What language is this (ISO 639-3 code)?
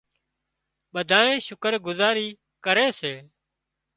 kxp